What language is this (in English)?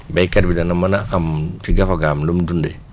Wolof